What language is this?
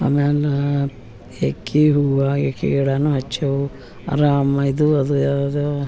Kannada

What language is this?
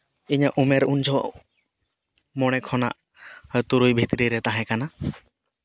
Santali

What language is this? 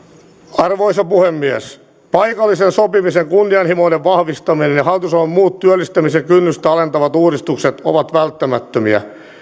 Finnish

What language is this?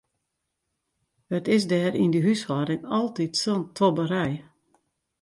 Western Frisian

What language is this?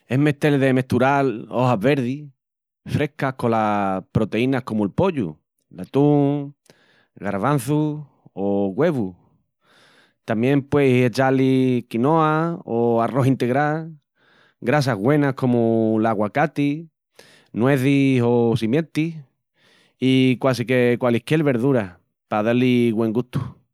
Extremaduran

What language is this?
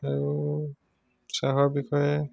Assamese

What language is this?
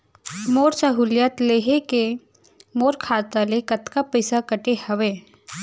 Chhattisgarhi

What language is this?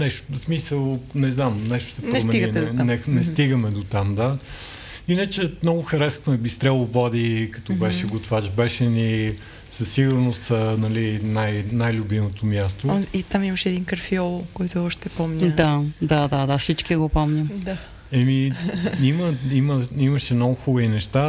Bulgarian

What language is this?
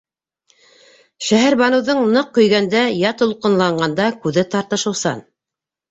Bashkir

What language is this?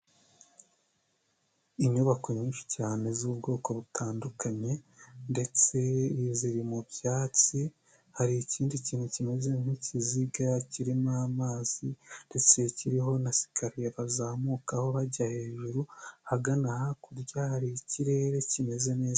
Kinyarwanda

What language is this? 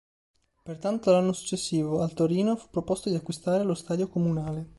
Italian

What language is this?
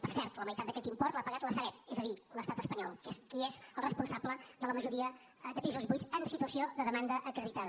Catalan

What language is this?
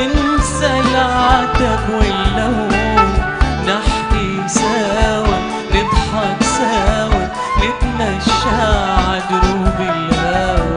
Arabic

